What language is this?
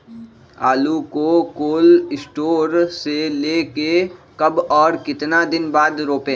Magahi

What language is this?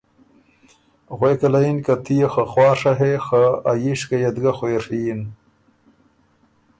Ormuri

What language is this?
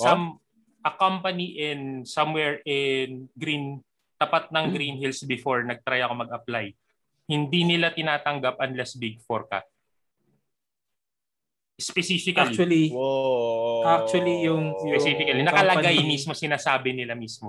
Filipino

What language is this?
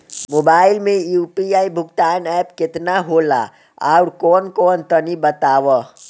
Bhojpuri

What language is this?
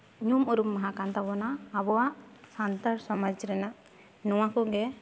Santali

